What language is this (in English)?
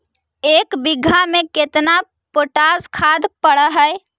Magahi